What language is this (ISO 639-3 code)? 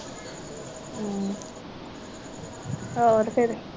pan